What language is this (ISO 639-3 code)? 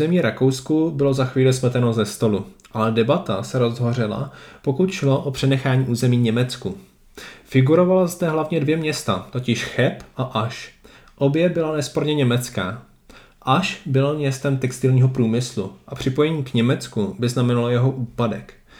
ces